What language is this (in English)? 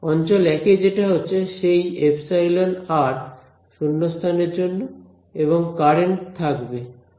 Bangla